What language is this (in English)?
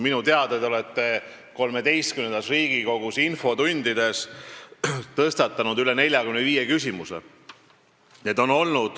Estonian